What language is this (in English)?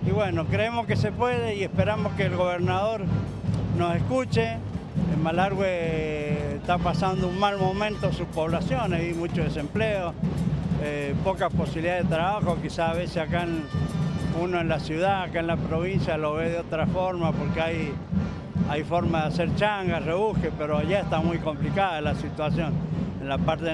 Spanish